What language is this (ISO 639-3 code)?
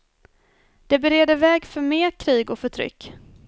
swe